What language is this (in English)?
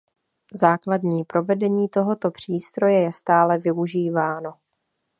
Czech